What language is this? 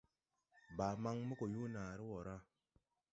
Tupuri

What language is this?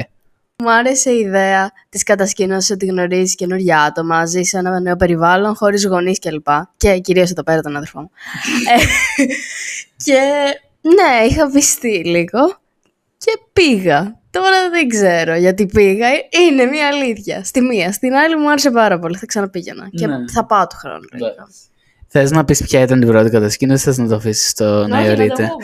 Greek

